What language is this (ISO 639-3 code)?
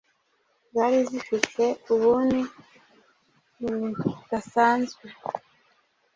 kin